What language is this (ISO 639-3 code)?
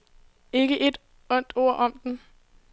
dan